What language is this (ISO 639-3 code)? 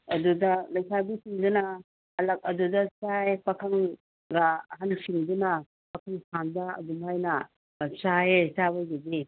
mni